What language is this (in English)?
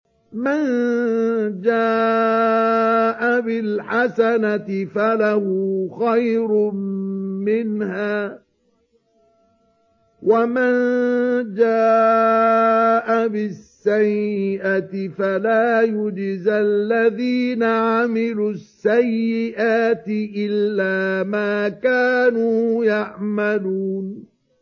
Arabic